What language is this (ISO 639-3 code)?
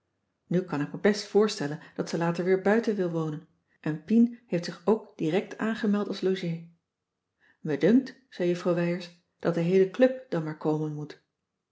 nld